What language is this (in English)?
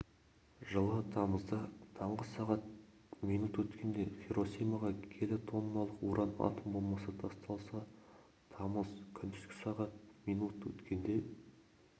Kazakh